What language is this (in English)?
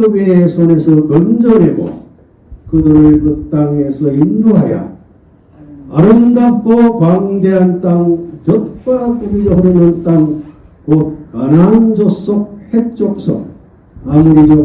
Korean